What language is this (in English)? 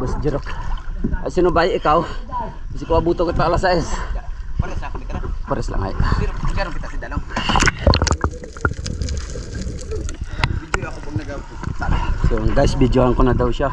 Filipino